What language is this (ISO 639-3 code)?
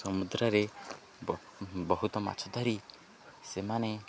ori